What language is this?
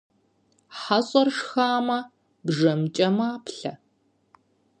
Kabardian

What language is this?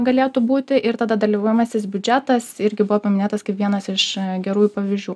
Lithuanian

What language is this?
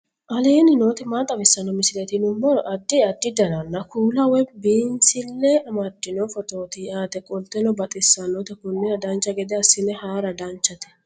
Sidamo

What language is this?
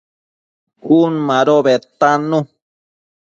Matsés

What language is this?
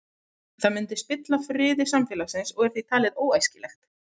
Icelandic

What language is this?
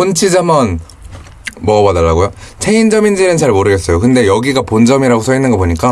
Korean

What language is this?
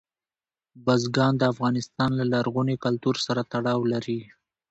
Pashto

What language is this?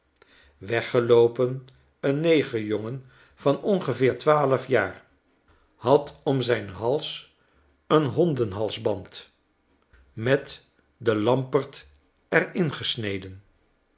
Dutch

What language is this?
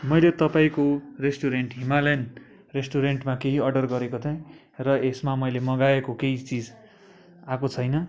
Nepali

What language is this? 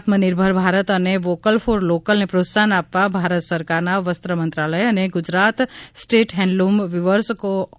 Gujarati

